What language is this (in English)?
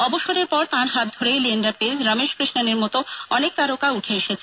Bangla